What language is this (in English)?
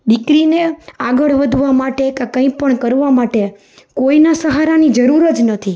Gujarati